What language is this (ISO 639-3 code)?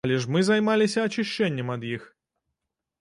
bel